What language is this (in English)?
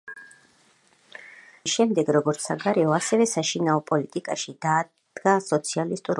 Georgian